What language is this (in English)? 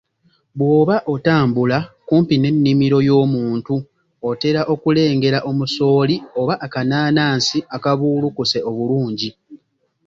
Ganda